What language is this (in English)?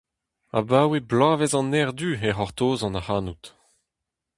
Breton